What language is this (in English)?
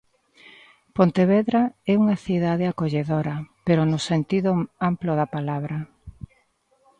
Galician